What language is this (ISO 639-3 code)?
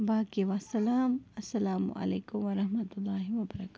kas